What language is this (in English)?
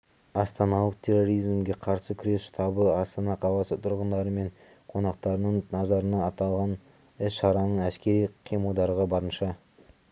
Kazakh